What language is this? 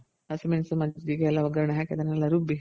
Kannada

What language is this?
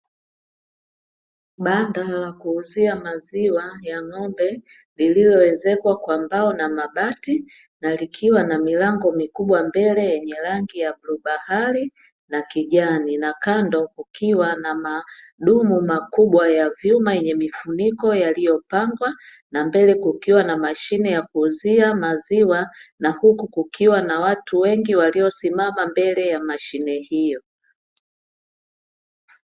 Swahili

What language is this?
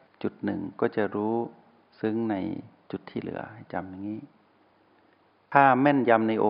Thai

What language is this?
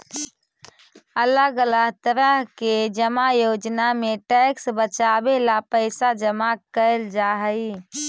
Magahi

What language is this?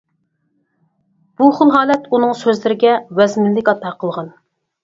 Uyghur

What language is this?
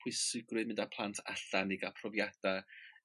Welsh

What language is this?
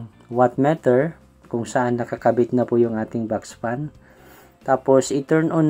Filipino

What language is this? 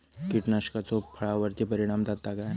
Marathi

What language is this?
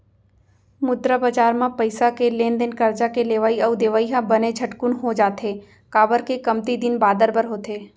Chhattisgarhi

